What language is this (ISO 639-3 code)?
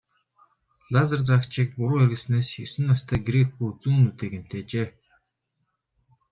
mon